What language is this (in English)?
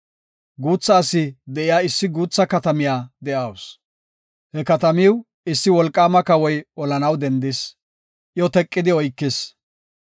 Gofa